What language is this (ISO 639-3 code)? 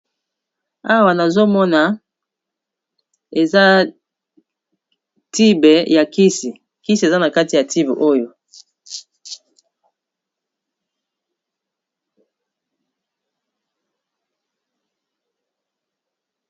lin